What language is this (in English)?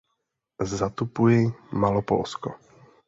Czech